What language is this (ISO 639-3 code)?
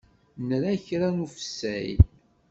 kab